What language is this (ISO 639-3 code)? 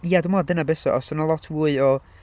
cym